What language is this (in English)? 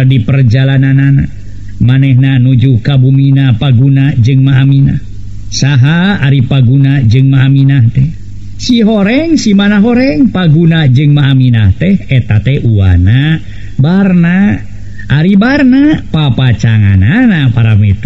Indonesian